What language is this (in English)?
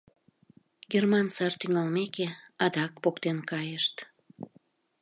Mari